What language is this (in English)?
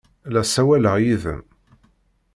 Kabyle